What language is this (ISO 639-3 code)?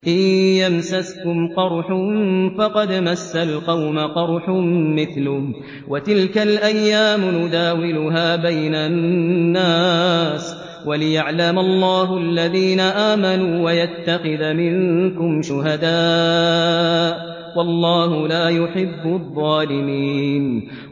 ara